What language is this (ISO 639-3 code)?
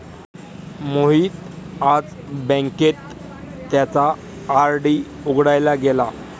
mar